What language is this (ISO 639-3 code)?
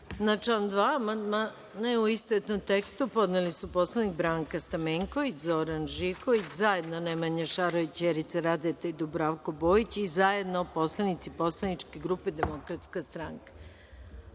srp